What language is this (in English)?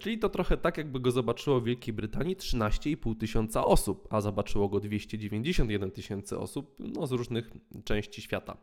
Polish